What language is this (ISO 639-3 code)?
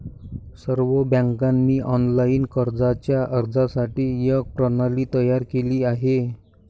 mar